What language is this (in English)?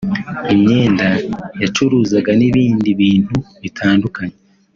Kinyarwanda